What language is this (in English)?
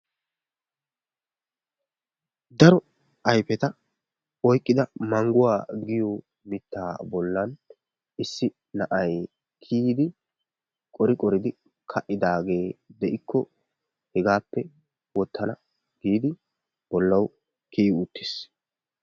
Wolaytta